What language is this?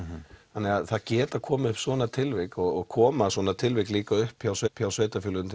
Icelandic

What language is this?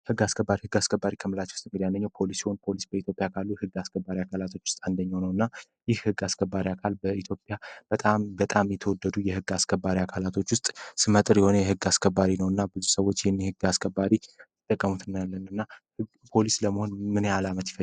Amharic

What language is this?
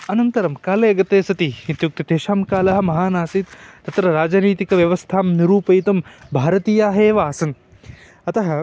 Sanskrit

